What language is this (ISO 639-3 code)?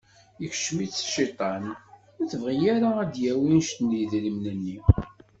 kab